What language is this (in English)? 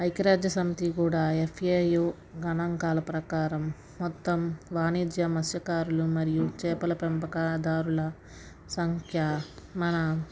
Telugu